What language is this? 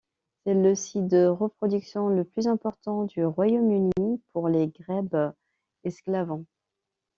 French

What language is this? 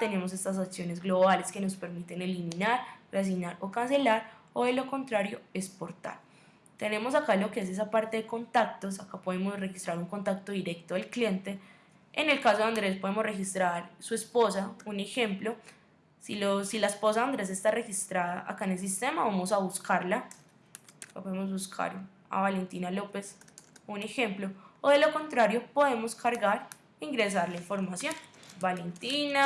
Spanish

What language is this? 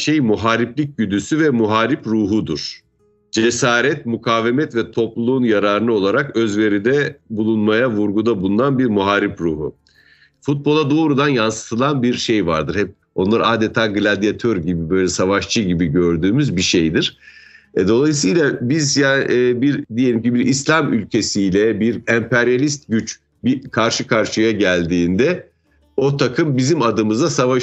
Turkish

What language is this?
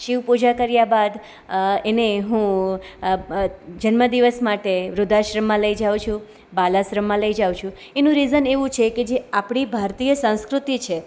Gujarati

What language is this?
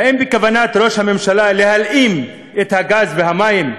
Hebrew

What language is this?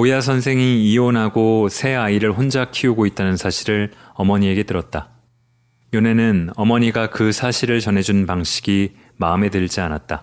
Korean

